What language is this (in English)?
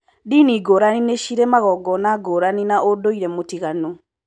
Kikuyu